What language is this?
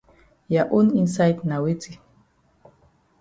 Cameroon Pidgin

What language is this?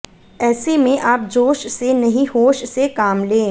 Hindi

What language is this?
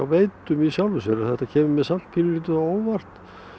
Icelandic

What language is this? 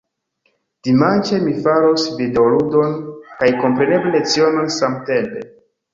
Esperanto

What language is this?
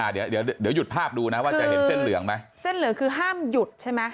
Thai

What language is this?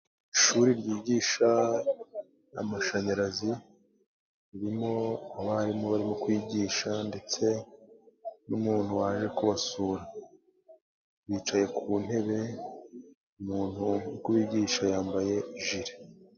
Kinyarwanda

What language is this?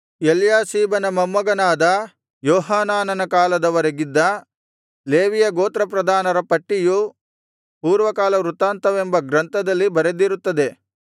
Kannada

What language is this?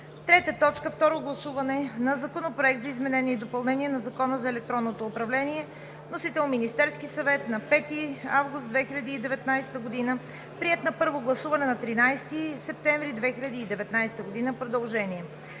Bulgarian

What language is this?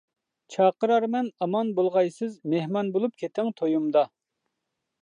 Uyghur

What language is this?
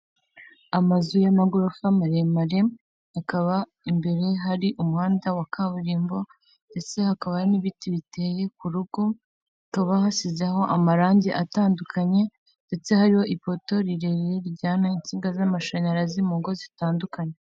Kinyarwanda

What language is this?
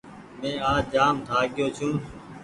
Goaria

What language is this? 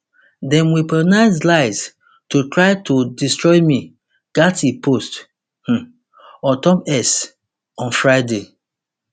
Nigerian Pidgin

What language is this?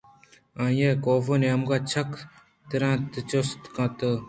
Eastern Balochi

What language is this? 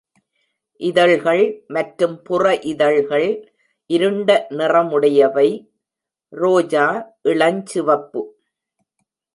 Tamil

